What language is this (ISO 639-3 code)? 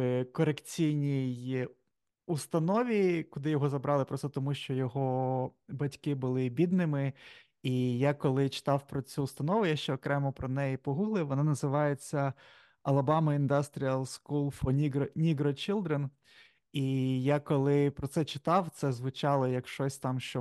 ukr